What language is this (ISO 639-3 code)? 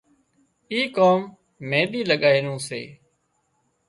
kxp